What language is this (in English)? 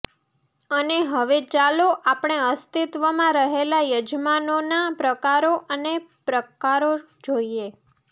Gujarati